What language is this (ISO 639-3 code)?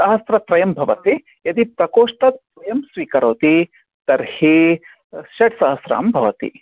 san